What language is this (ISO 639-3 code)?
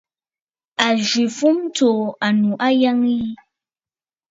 bfd